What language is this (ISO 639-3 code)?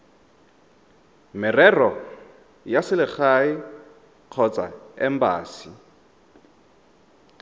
tsn